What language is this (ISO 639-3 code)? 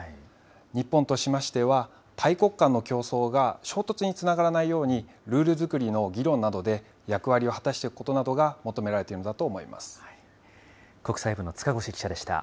jpn